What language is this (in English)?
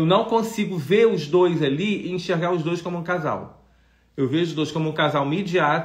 Portuguese